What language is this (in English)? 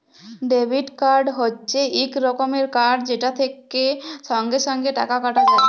Bangla